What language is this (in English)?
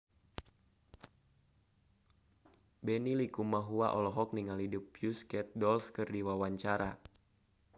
Sundanese